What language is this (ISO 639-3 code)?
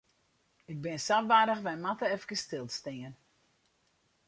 fry